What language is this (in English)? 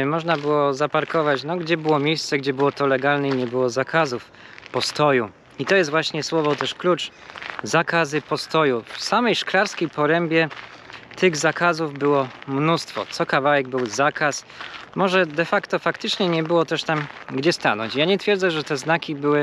Polish